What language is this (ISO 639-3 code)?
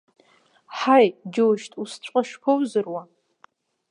abk